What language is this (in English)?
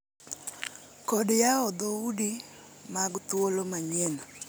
Luo (Kenya and Tanzania)